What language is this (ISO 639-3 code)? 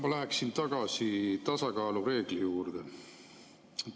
est